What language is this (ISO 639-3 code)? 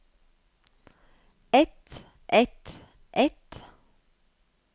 nor